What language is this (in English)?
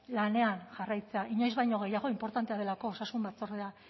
Basque